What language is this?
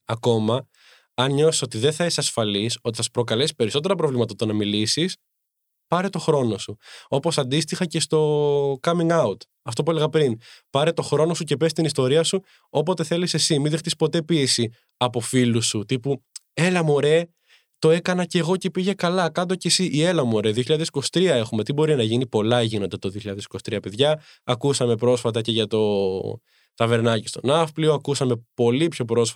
Greek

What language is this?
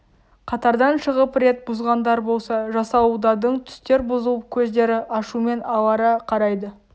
Kazakh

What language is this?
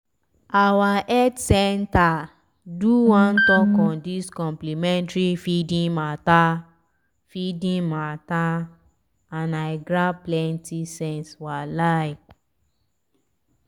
Nigerian Pidgin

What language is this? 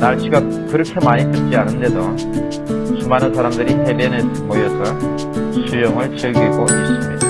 Korean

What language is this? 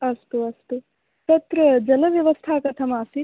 Sanskrit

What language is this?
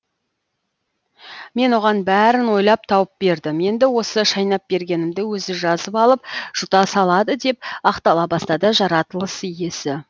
Kazakh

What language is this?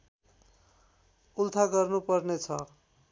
Nepali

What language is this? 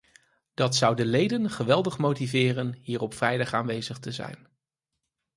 Dutch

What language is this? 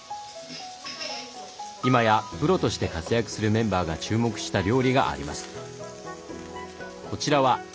Japanese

